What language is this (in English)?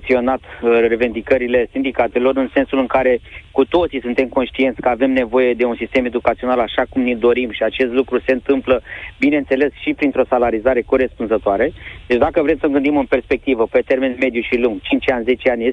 Romanian